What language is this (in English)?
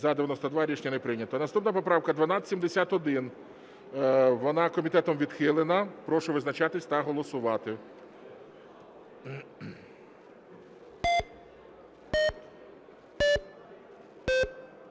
Ukrainian